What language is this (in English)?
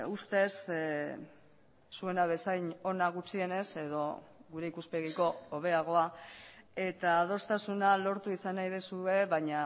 Basque